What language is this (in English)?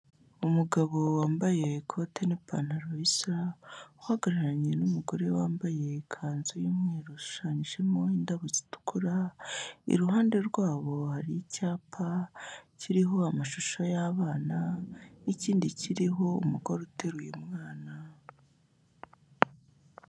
Kinyarwanda